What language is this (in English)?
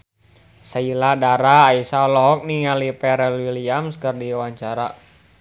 Sundanese